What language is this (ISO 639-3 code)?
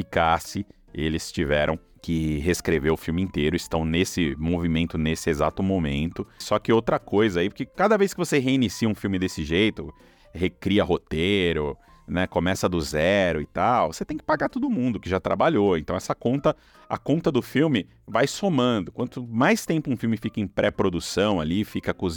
por